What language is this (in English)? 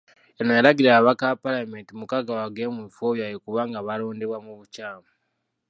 Ganda